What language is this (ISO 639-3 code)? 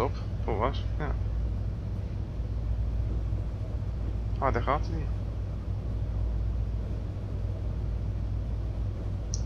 nld